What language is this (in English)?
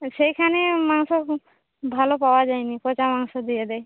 Bangla